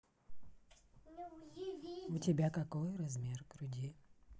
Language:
Russian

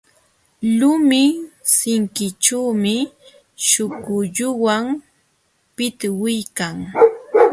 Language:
Jauja Wanca Quechua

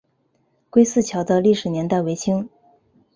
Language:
Chinese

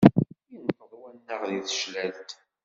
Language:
Kabyle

